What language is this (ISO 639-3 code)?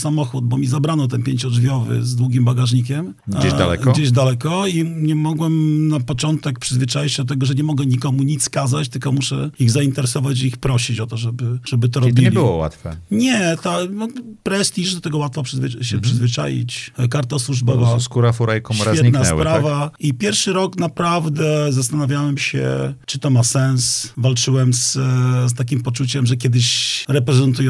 pol